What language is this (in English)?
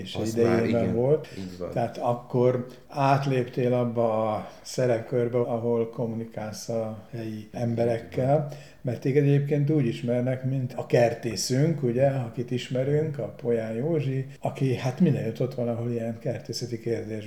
Hungarian